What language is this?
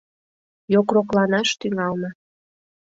Mari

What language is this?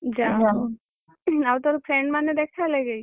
Odia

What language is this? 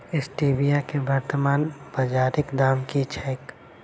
Maithili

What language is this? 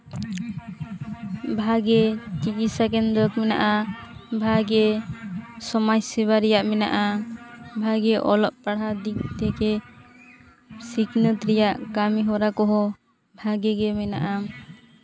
Santali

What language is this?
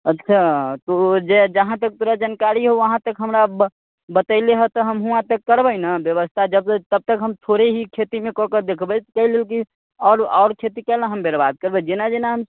Maithili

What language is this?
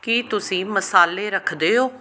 Punjabi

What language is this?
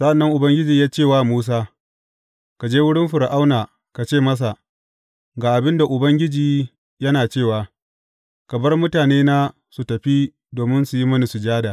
Hausa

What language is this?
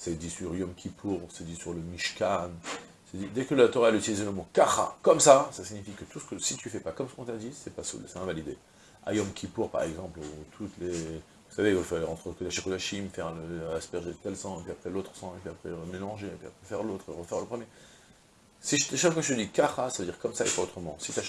French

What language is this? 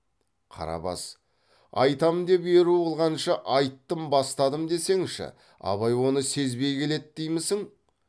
Kazakh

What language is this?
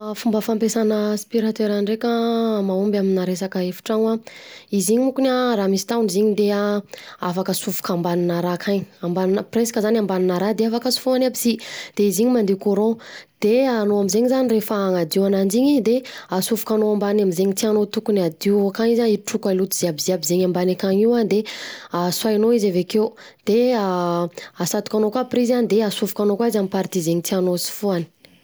Southern Betsimisaraka Malagasy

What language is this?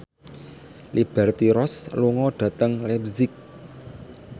Javanese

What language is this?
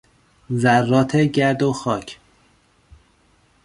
Persian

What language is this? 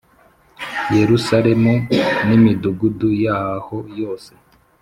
Kinyarwanda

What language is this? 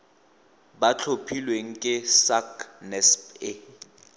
Tswana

